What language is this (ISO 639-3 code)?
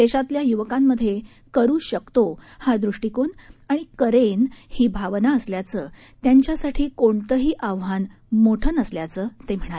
mar